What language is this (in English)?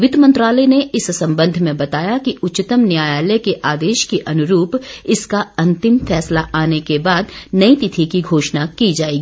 Hindi